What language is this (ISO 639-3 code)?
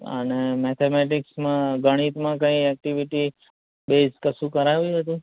guj